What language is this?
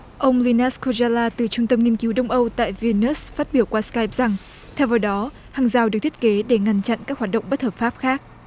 Vietnamese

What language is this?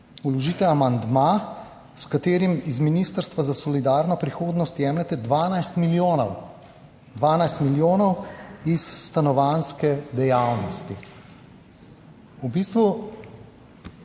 Slovenian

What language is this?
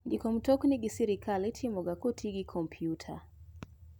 Luo (Kenya and Tanzania)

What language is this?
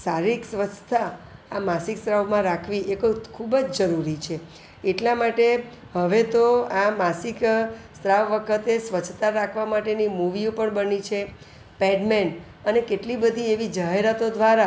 Gujarati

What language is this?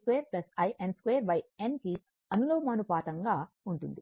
Telugu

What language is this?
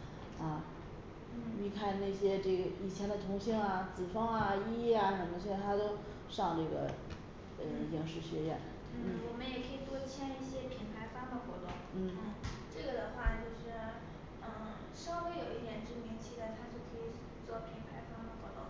Chinese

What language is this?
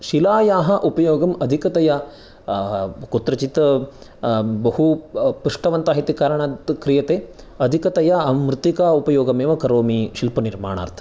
Sanskrit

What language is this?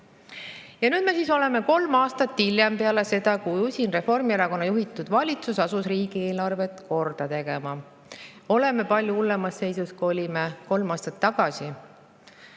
Estonian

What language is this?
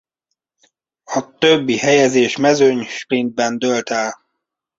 Hungarian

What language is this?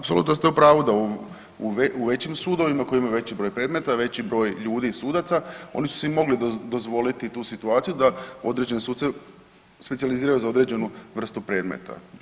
Croatian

